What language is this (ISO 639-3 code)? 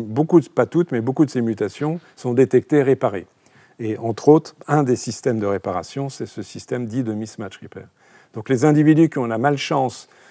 fra